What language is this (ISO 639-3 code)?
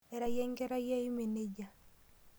mas